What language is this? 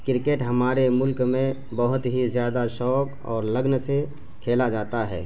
Urdu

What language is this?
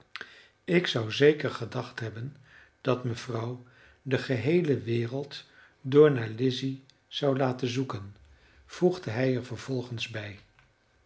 Dutch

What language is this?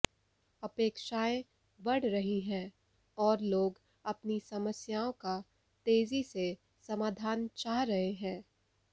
Hindi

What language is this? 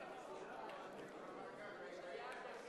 Hebrew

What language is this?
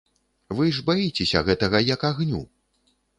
Belarusian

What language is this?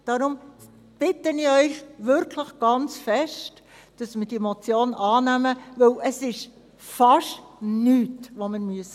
Swiss German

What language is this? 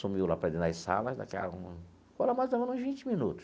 Portuguese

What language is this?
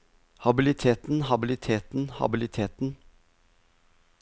Norwegian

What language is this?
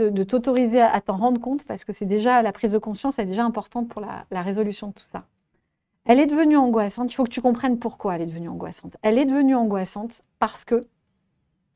French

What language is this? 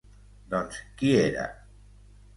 Catalan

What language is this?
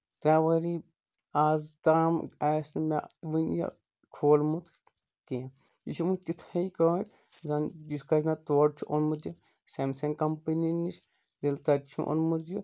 Kashmiri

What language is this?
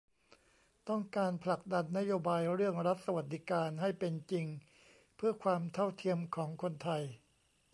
Thai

